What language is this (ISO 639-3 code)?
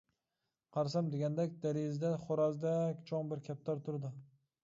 uig